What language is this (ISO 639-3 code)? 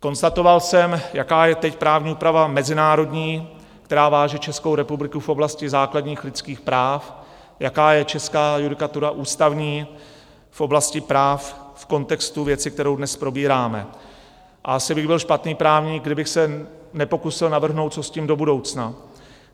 ces